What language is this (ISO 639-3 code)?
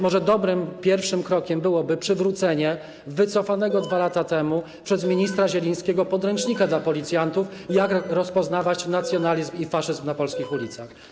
pol